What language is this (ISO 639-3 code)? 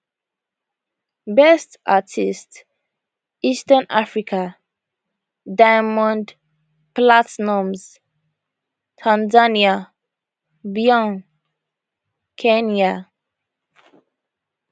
pcm